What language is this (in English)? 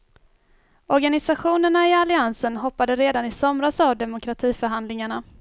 Swedish